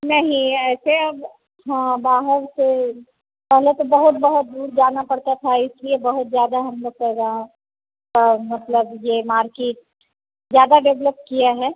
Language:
Hindi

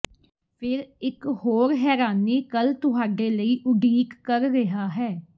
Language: Punjabi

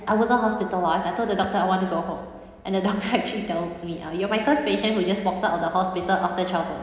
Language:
English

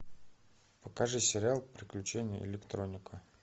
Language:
Russian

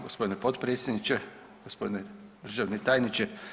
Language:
Croatian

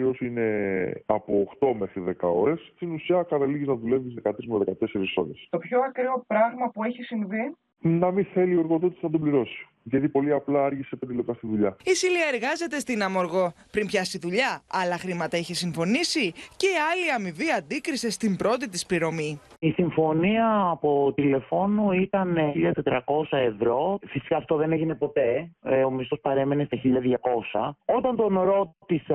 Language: Greek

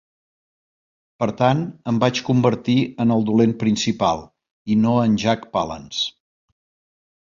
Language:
Catalan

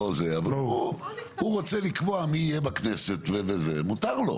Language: Hebrew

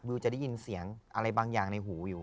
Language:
Thai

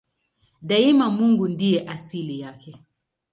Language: Swahili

